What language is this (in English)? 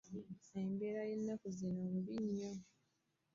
Ganda